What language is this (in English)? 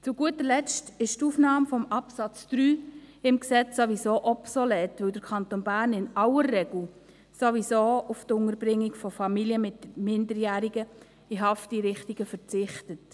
Swiss German